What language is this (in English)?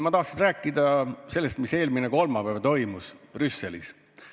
Estonian